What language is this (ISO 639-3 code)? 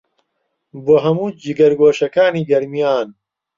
ckb